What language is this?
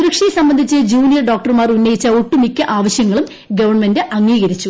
Malayalam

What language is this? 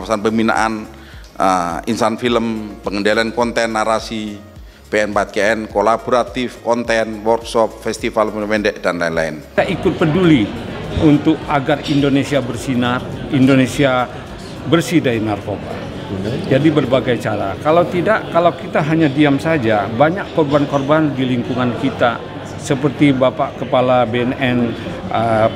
Indonesian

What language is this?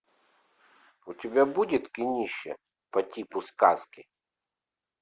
Russian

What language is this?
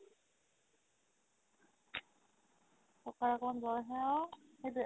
Assamese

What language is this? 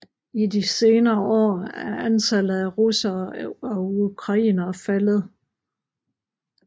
Danish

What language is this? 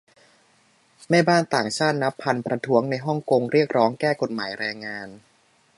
Thai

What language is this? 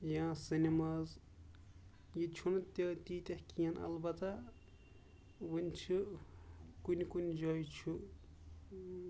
Kashmiri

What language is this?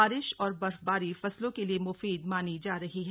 Hindi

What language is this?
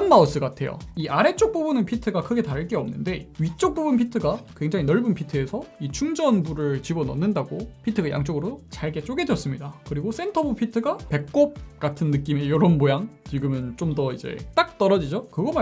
Korean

